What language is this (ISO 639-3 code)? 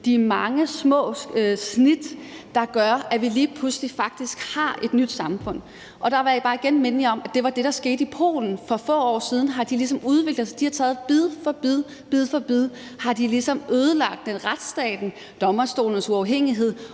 dan